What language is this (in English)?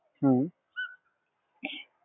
Marathi